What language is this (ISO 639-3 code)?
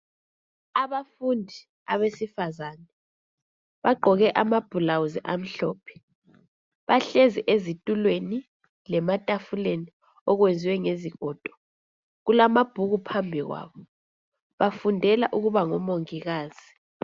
nde